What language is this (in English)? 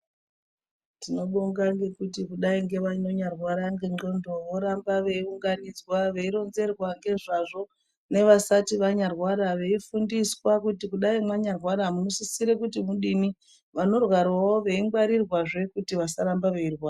Ndau